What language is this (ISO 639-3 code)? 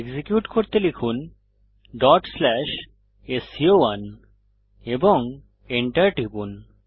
ben